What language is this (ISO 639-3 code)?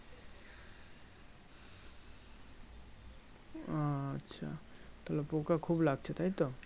ben